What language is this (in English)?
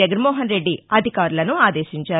Telugu